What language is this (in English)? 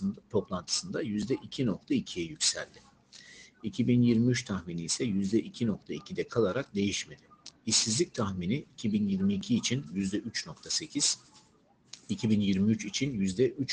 Turkish